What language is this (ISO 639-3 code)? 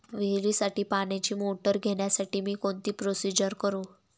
mar